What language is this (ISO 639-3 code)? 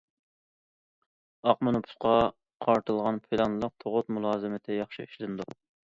uig